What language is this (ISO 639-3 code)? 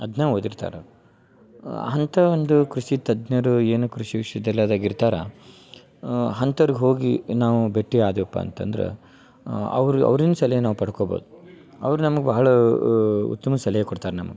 kan